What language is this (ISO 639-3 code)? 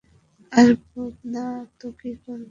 ben